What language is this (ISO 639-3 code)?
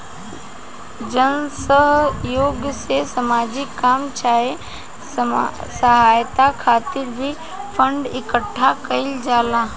bho